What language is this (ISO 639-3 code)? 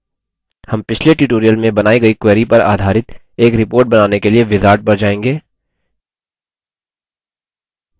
hin